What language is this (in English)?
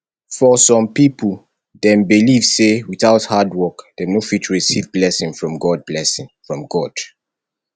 Nigerian Pidgin